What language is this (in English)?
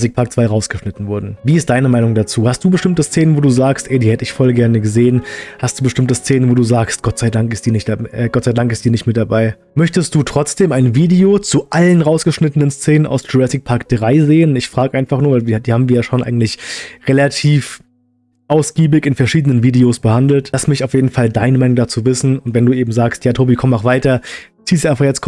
German